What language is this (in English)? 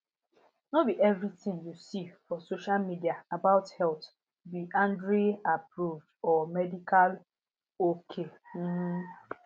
Nigerian Pidgin